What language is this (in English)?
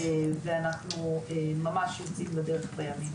Hebrew